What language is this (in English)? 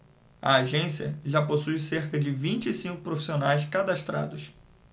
Portuguese